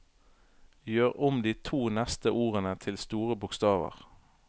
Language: Norwegian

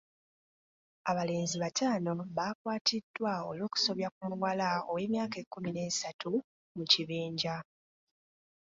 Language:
Ganda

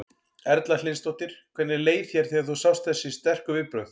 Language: Icelandic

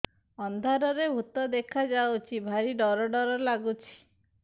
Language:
Odia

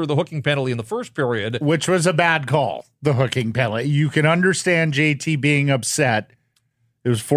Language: English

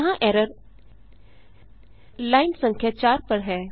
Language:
Hindi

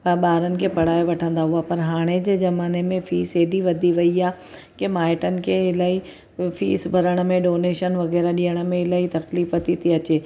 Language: Sindhi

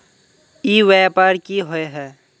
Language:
Magahi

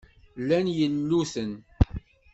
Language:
Kabyle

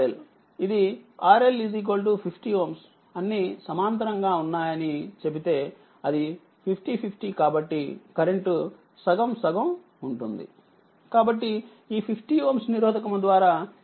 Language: Telugu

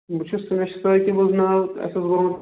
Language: Kashmiri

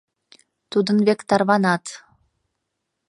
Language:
Mari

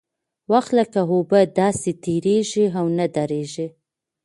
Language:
Pashto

